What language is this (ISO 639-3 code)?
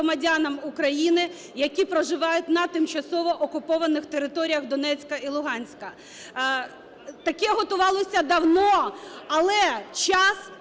ukr